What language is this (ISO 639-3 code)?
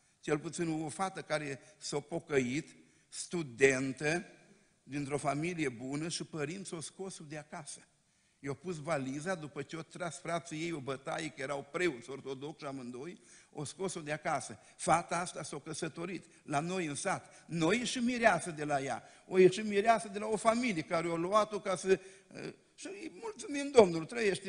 ron